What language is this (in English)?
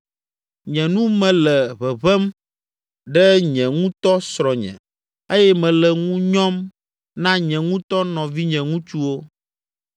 Ewe